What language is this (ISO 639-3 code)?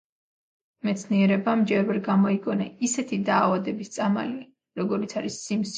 kat